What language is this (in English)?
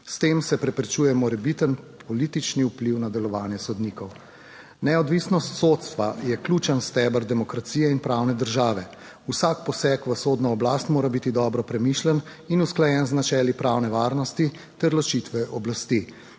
Slovenian